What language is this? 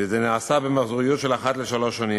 Hebrew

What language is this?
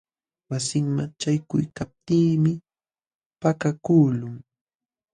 Jauja Wanca Quechua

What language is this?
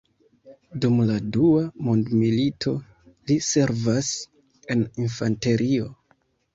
Esperanto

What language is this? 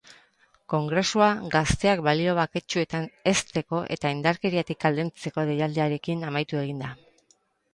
Basque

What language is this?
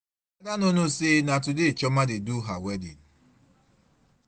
Nigerian Pidgin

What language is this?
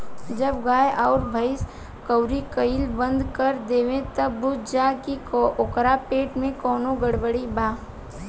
Bhojpuri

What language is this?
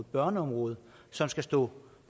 Danish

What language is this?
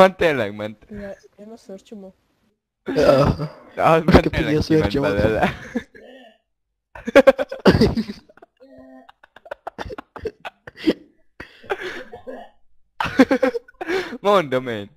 Hungarian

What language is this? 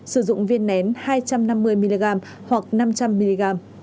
Vietnamese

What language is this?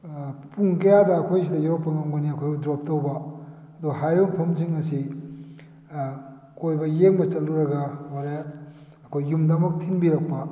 Manipuri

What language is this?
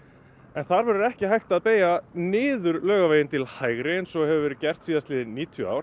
Icelandic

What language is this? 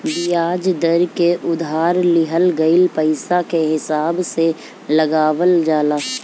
Bhojpuri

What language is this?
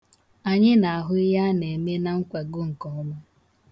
Igbo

